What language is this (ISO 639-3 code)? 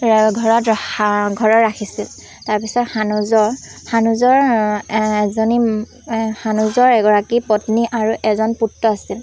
asm